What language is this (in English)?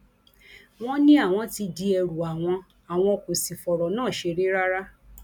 Yoruba